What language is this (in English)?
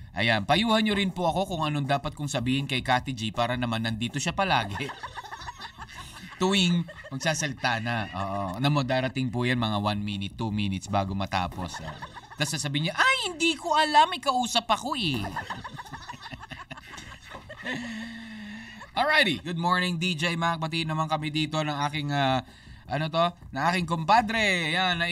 Filipino